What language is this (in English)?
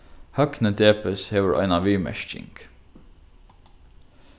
Faroese